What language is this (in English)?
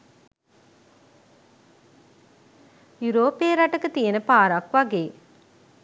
Sinhala